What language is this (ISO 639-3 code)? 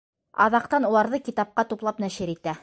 bak